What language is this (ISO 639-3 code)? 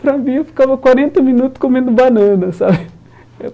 por